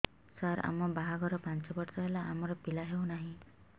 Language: Odia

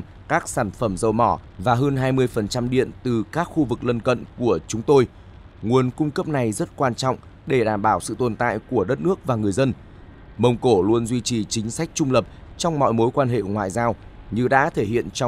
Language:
Vietnamese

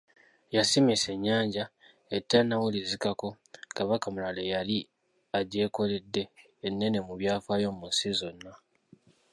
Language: Ganda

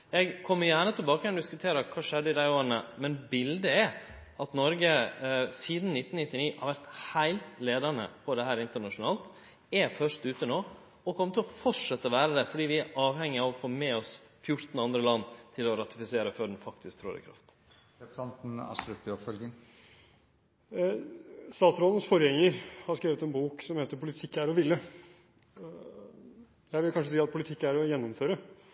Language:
Norwegian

